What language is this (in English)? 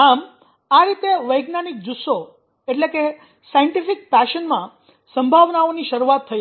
Gujarati